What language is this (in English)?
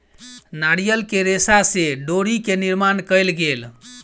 Maithili